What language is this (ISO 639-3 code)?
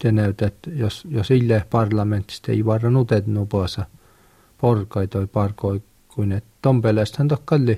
fin